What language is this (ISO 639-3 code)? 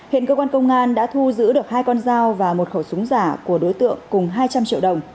vie